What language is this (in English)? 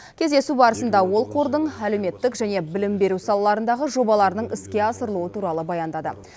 Kazakh